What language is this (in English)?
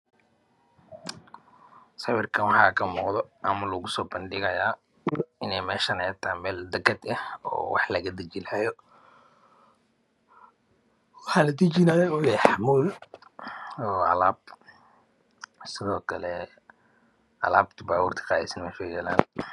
Somali